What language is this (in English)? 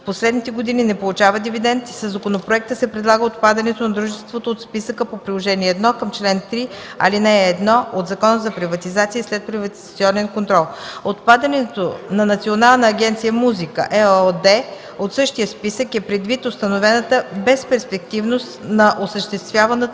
Bulgarian